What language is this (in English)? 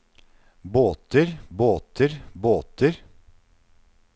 Norwegian